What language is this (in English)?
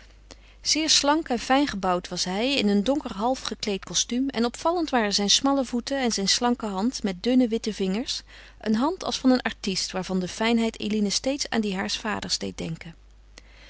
Dutch